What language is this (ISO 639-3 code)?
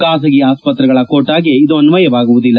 kan